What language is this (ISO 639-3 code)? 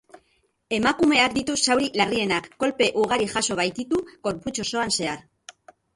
eus